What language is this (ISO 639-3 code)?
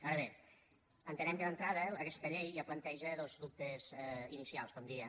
cat